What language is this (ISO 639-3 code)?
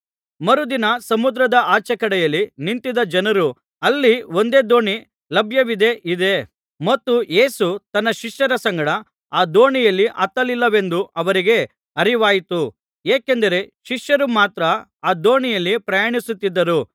kan